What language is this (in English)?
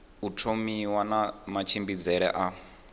Venda